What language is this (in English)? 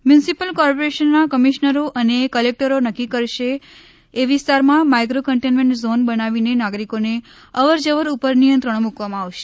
Gujarati